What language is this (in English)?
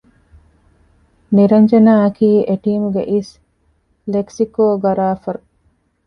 Divehi